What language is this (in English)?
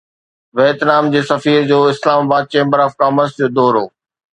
Sindhi